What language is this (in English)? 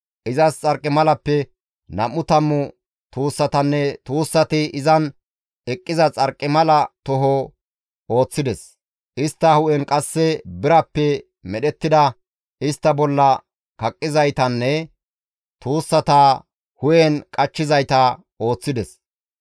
Gamo